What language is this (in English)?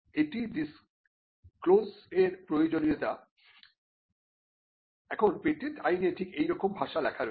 Bangla